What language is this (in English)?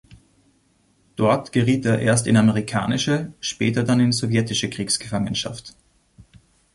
German